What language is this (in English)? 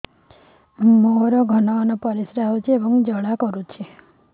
Odia